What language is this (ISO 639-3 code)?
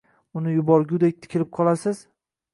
uzb